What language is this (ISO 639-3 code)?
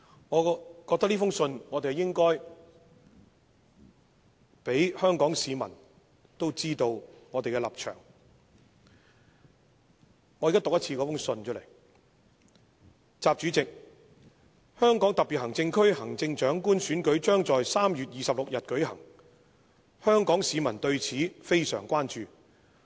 yue